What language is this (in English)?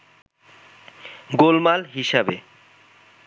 Bangla